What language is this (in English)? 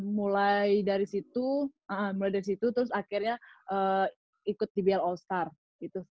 Indonesian